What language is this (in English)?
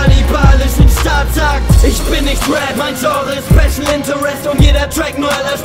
German